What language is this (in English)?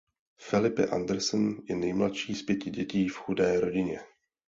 Czech